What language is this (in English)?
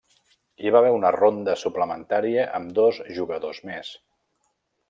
Catalan